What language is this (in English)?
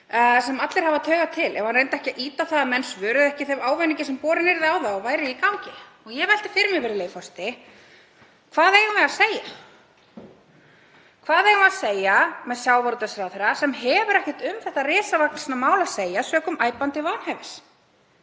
Icelandic